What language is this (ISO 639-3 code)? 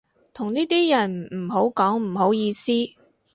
yue